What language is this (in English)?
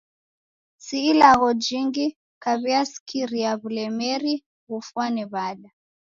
Taita